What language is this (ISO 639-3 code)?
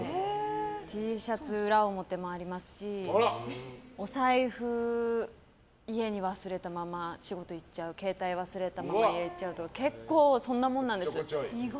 jpn